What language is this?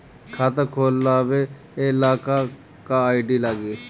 Bhojpuri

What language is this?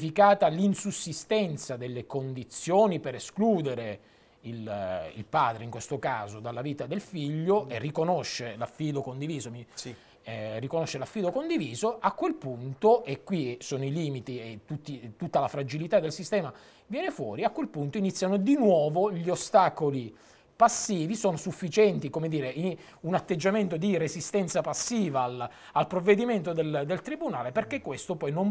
Italian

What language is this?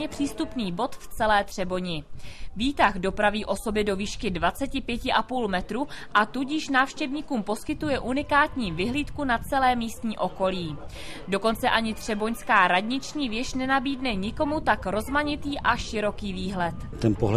Czech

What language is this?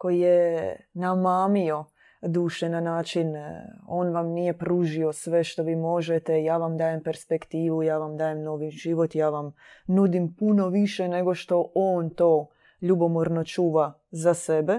Croatian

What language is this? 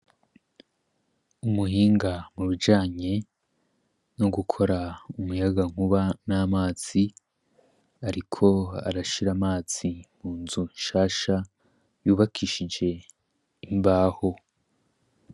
Rundi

